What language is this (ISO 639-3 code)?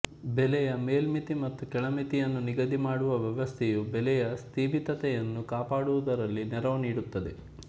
kan